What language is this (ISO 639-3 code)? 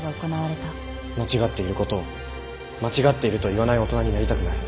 jpn